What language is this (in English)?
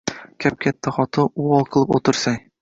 Uzbek